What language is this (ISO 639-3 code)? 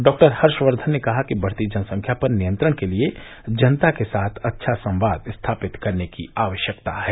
hin